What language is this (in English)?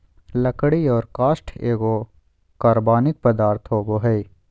Magahi